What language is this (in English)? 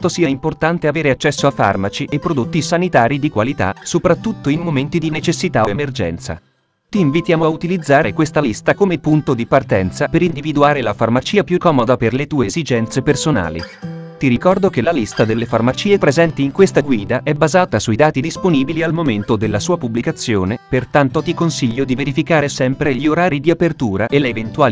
Italian